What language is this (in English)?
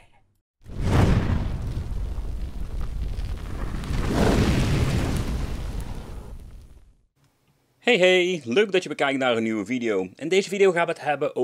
Dutch